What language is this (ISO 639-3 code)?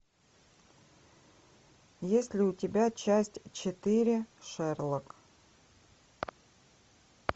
rus